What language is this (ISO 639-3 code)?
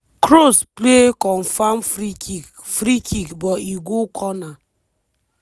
pcm